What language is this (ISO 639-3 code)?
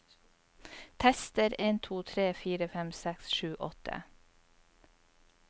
nor